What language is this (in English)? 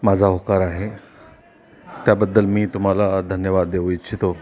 Marathi